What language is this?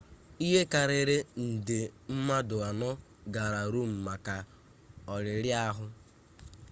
Igbo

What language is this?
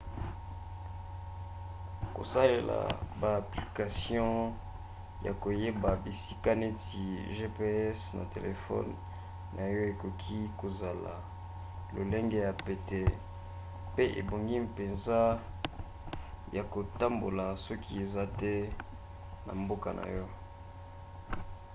Lingala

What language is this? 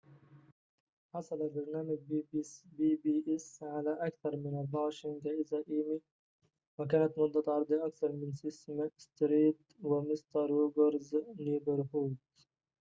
Arabic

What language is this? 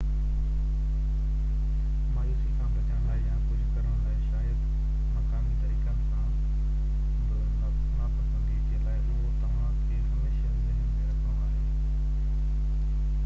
Sindhi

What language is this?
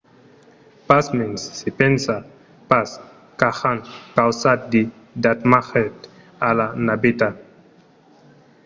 Occitan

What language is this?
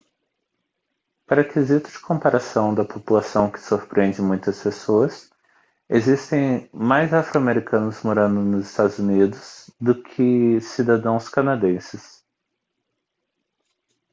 Portuguese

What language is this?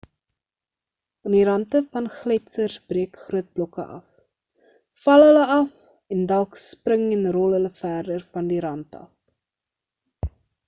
Afrikaans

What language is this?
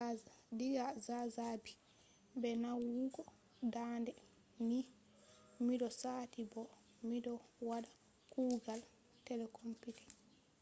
Fula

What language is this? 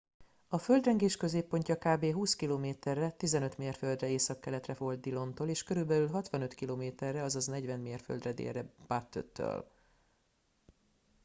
Hungarian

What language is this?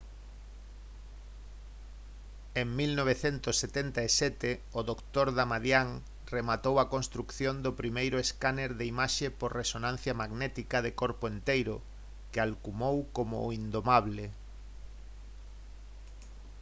Galician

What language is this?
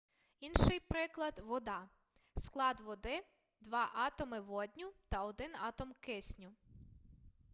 Ukrainian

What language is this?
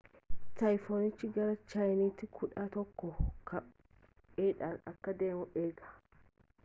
Oromo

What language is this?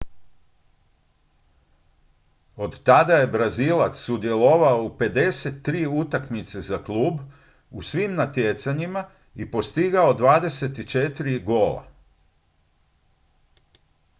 Croatian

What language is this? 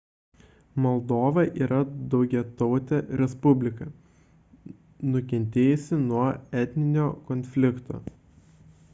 Lithuanian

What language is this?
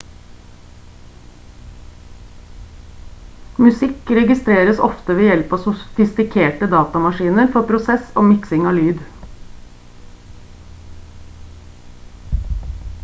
Norwegian Bokmål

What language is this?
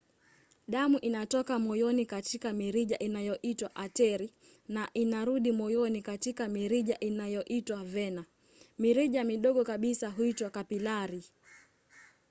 Swahili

